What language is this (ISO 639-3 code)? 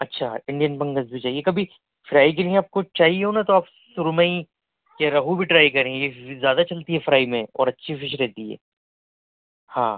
urd